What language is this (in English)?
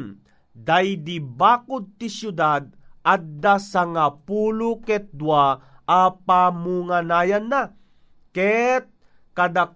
Filipino